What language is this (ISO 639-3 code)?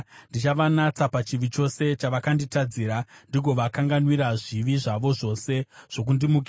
sna